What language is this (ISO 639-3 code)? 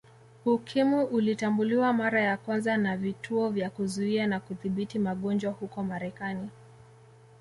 swa